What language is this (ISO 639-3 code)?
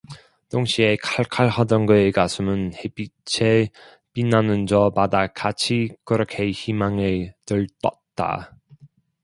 kor